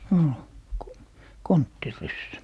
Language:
Finnish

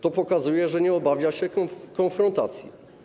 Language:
Polish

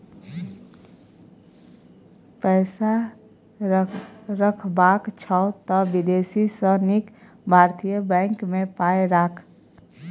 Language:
Maithili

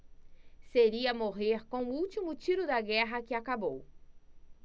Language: Portuguese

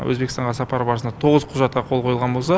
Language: Kazakh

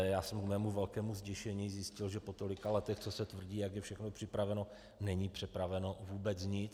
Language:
Czech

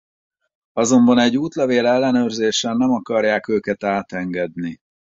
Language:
Hungarian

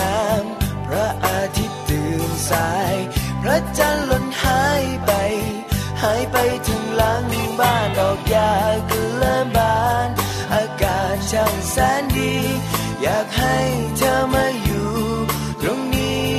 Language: Thai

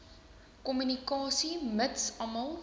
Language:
Afrikaans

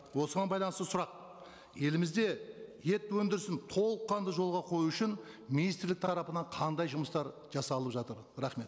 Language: Kazakh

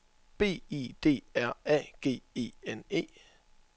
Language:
Danish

